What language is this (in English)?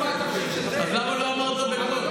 Hebrew